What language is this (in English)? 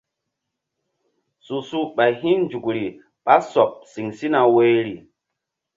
Mbum